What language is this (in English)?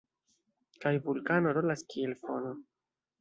Esperanto